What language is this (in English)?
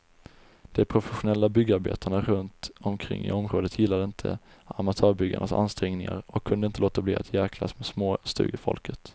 Swedish